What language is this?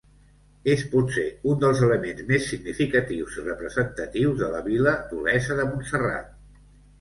Catalan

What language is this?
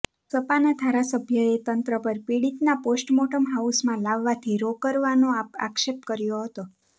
Gujarati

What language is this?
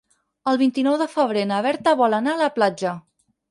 Catalan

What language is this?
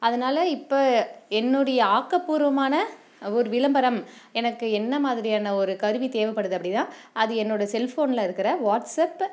Tamil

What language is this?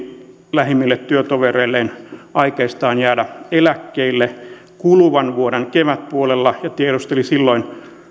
Finnish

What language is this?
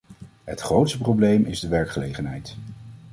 Dutch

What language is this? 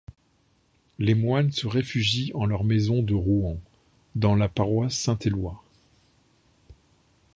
French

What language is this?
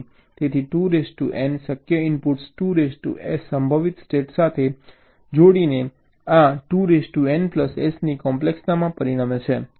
Gujarati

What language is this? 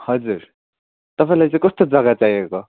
Nepali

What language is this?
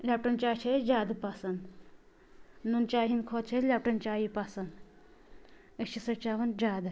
Kashmiri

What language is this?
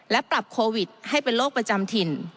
Thai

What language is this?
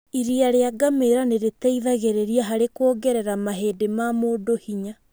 Kikuyu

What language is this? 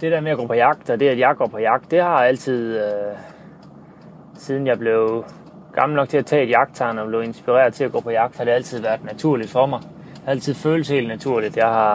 Danish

